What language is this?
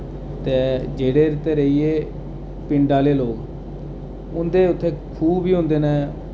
Dogri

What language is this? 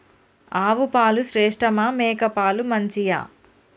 Telugu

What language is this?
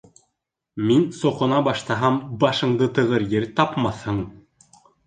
Bashkir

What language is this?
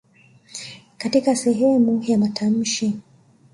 Swahili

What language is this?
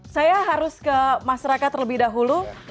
Indonesian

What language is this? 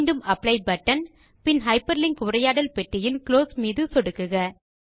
Tamil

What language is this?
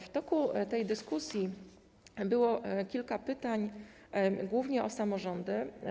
Polish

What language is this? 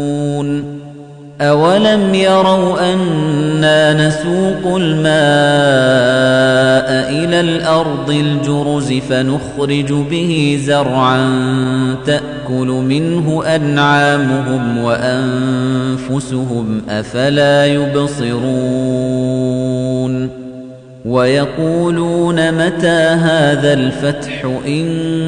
Arabic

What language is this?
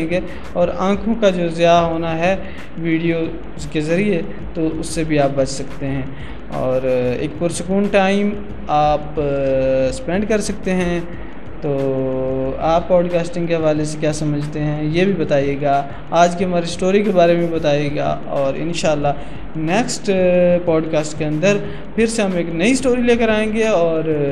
Urdu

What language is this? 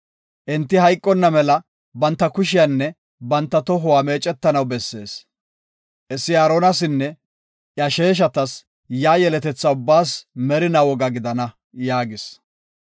Gofa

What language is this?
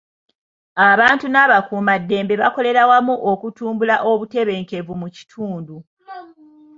Ganda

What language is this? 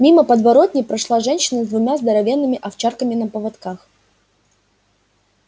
Russian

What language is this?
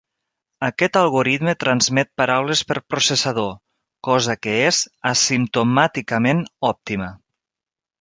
Catalan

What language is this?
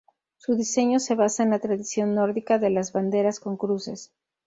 Spanish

